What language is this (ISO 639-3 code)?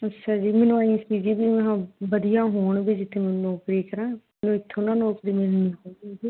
pan